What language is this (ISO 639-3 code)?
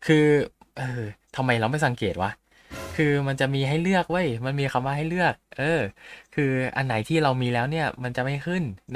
tha